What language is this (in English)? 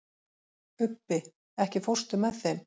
Icelandic